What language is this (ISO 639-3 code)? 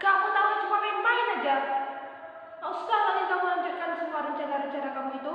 ind